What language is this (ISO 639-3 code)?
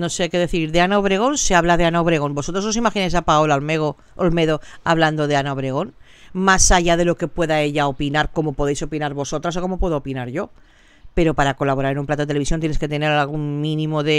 spa